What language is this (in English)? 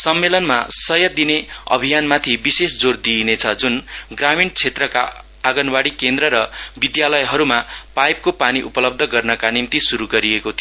Nepali